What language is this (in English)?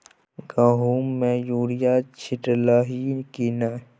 Maithili